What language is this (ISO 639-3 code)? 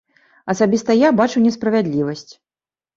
bel